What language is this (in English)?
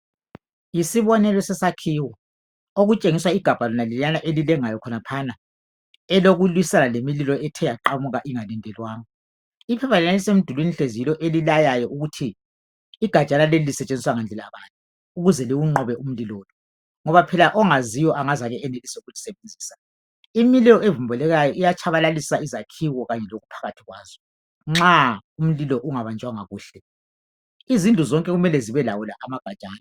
North Ndebele